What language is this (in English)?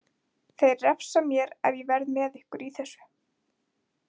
Icelandic